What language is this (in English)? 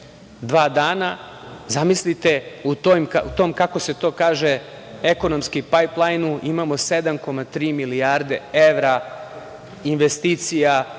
Serbian